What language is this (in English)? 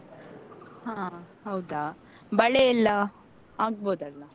Kannada